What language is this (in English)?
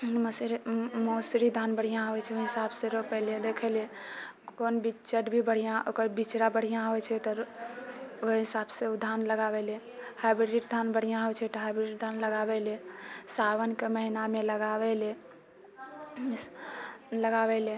Maithili